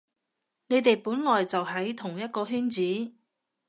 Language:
Cantonese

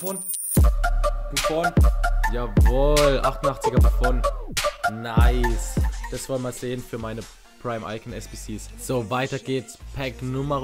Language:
German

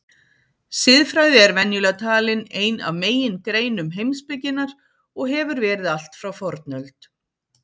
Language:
Icelandic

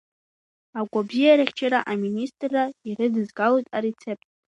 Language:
Abkhazian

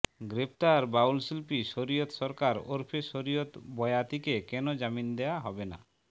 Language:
Bangla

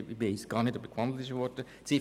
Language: Swiss German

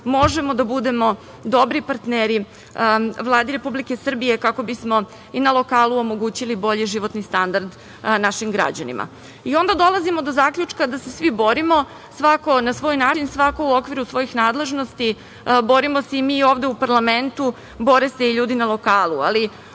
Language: Serbian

